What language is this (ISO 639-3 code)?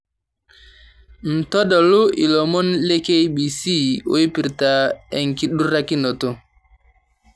mas